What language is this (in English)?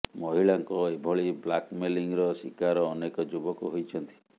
Odia